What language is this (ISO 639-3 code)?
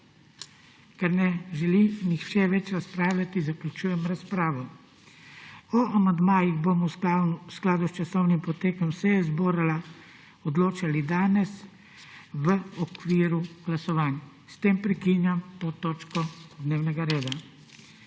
slv